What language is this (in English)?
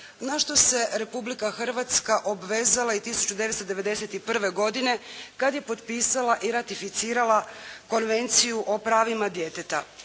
Croatian